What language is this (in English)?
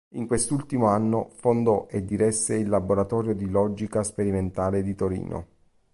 Italian